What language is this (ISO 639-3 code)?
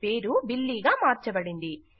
tel